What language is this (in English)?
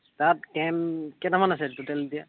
Assamese